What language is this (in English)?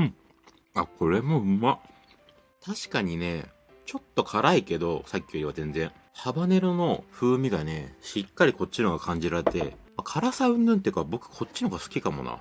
Japanese